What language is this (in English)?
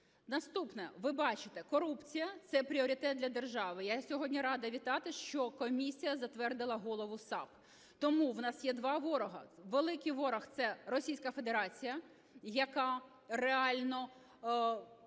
Ukrainian